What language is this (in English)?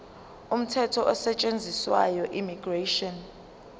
Zulu